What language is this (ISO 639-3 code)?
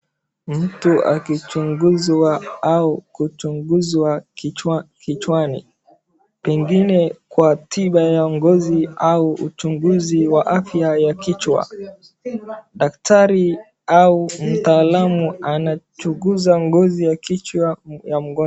swa